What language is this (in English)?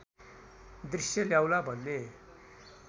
Nepali